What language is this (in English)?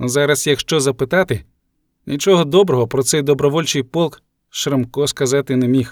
Ukrainian